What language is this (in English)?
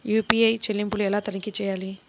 Telugu